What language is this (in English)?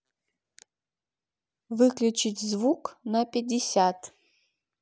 Russian